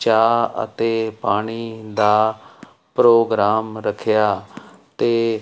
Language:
Punjabi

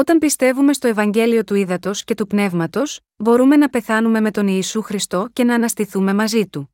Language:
Greek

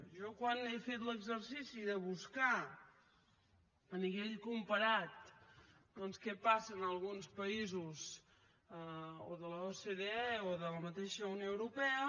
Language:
Catalan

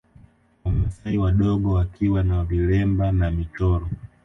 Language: Swahili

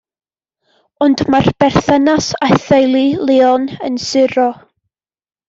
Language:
Welsh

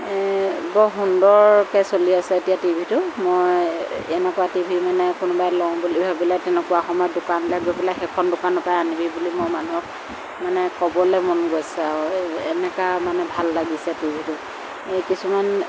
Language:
Assamese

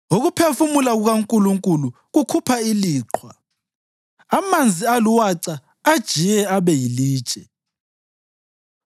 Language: North Ndebele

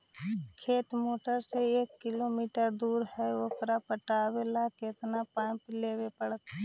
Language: Magahi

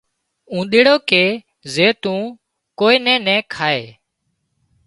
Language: Wadiyara Koli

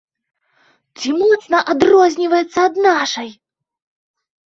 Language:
Belarusian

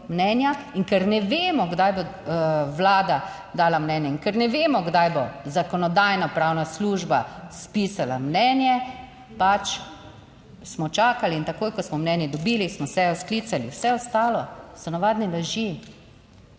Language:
Slovenian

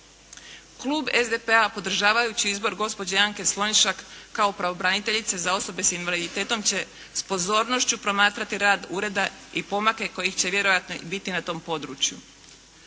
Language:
Croatian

